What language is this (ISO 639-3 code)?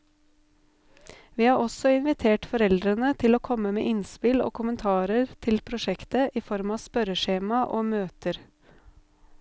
nor